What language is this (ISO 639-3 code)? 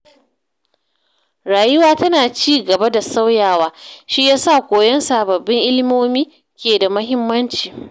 hau